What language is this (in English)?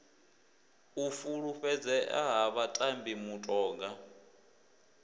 Venda